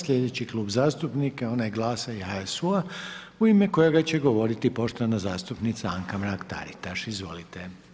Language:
Croatian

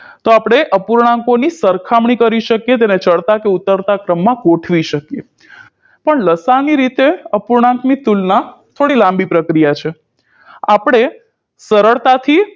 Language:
Gujarati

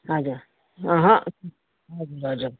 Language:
Nepali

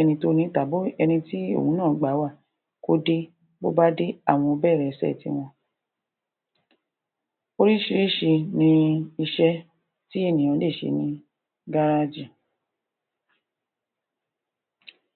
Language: Yoruba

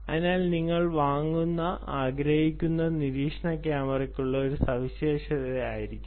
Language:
Malayalam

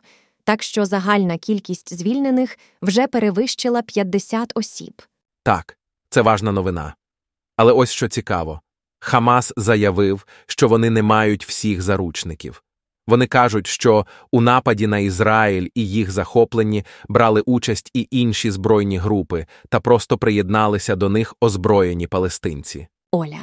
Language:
Ukrainian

